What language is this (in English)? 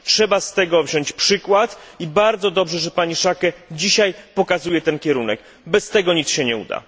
Polish